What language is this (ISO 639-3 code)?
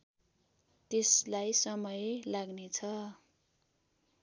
nep